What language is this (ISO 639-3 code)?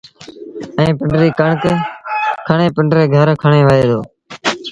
sbn